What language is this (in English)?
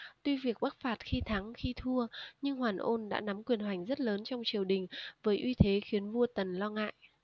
Vietnamese